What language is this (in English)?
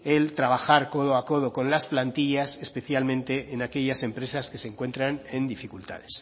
Spanish